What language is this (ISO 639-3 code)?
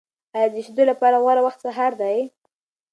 pus